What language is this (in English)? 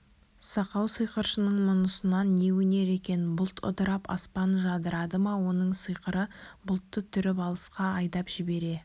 Kazakh